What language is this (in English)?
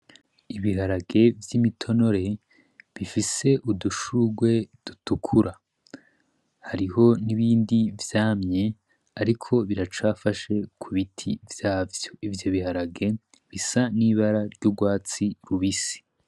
Rundi